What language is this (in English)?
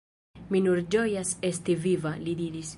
Esperanto